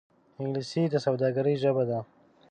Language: Pashto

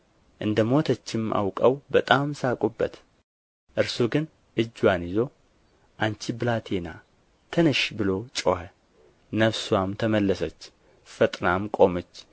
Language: Amharic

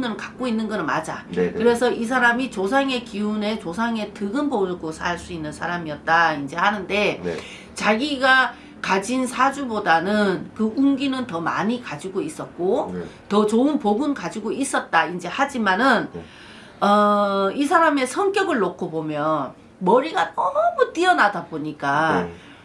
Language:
Korean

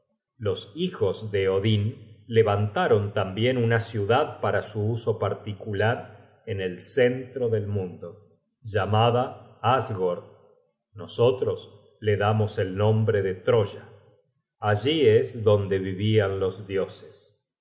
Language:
Spanish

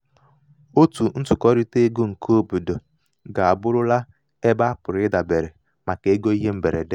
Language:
Igbo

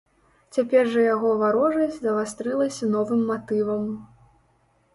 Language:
Belarusian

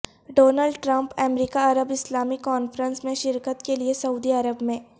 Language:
Urdu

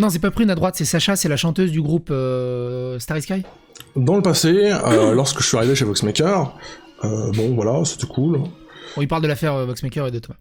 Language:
French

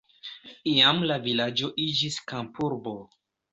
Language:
Esperanto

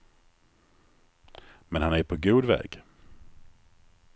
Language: Swedish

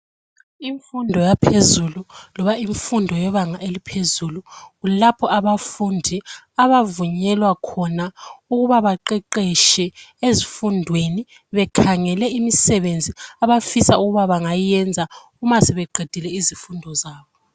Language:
North Ndebele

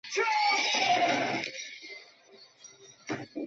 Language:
Chinese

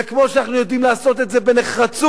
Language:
Hebrew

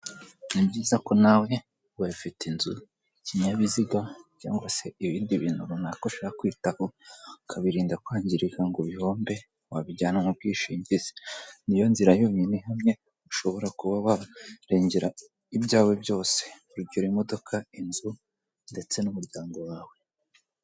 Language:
Kinyarwanda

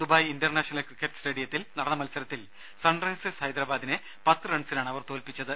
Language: Malayalam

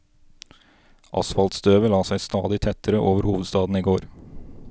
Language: Norwegian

